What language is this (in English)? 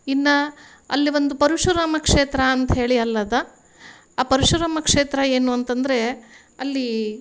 Kannada